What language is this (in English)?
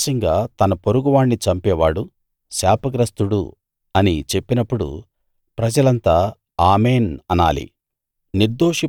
Telugu